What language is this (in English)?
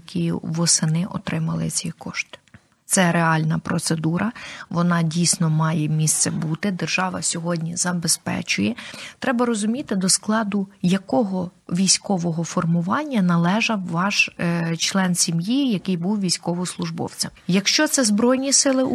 Ukrainian